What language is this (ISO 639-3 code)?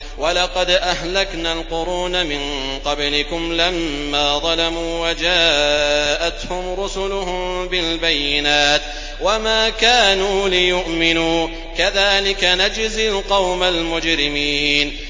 ara